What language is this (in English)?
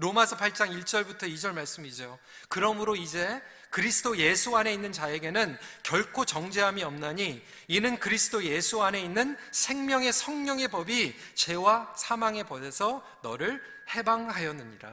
Korean